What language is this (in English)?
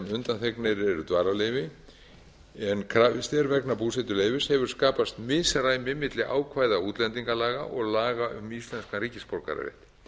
Icelandic